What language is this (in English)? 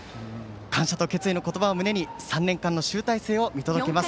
Japanese